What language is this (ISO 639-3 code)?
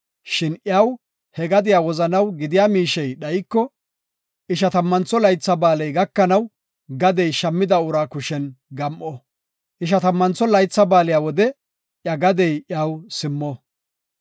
gof